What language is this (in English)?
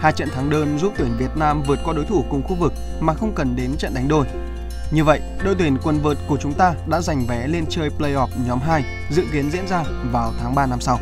Vietnamese